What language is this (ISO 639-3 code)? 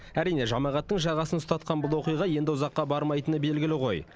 kaz